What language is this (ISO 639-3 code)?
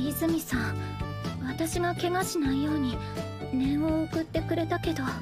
jpn